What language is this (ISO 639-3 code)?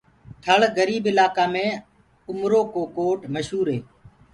ggg